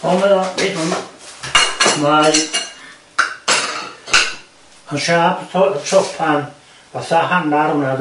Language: Welsh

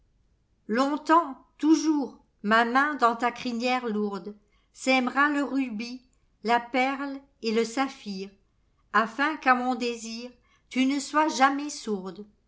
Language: French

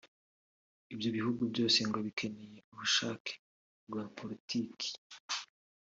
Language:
Kinyarwanda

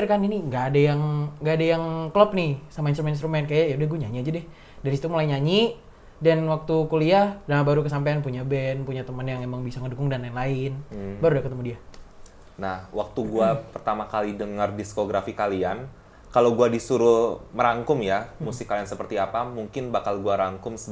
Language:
Indonesian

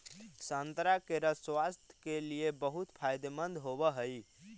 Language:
Magahi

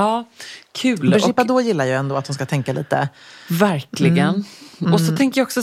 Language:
Swedish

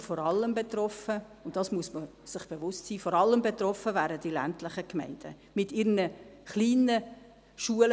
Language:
Swiss German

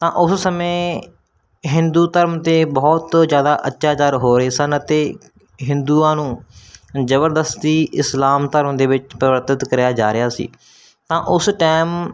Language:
Punjabi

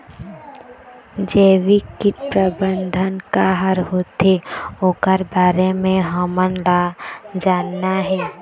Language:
Chhattisgarhi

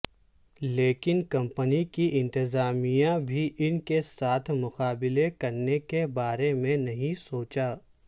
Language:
Urdu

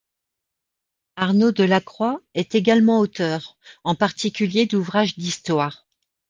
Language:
French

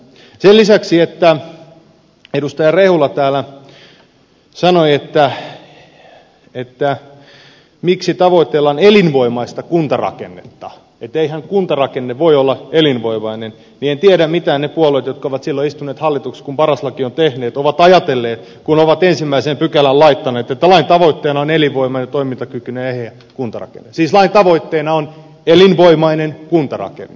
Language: Finnish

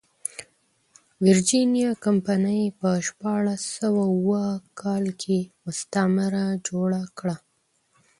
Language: Pashto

